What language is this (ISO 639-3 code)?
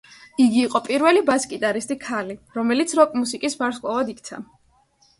kat